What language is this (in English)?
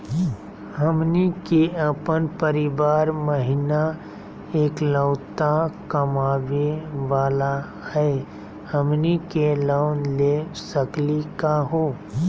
Magahi